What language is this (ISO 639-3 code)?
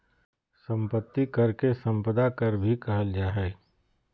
mag